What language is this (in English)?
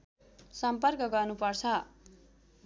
Nepali